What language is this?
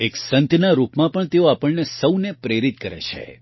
Gujarati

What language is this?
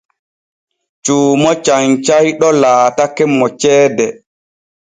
Borgu Fulfulde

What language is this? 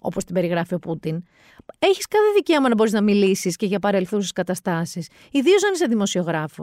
Greek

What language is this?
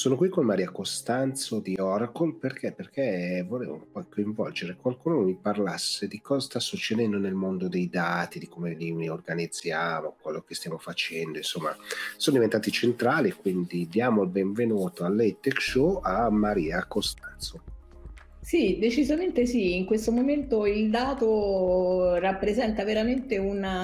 Italian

